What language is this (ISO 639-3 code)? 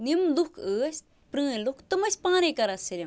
kas